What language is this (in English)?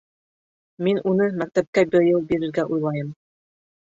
Bashkir